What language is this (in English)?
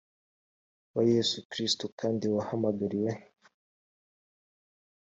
Kinyarwanda